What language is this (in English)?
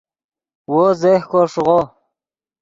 Yidgha